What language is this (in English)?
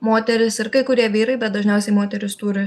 Lithuanian